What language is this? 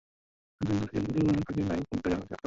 Bangla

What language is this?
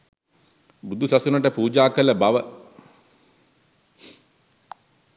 Sinhala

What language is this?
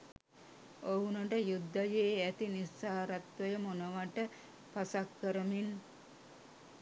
Sinhala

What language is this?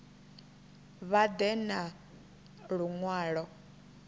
Venda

